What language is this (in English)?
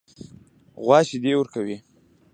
Pashto